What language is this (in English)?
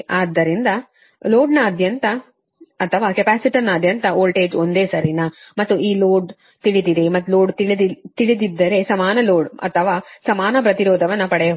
Kannada